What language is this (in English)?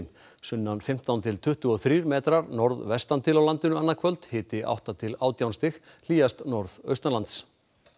Icelandic